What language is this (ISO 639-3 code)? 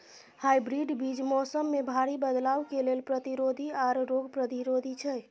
mai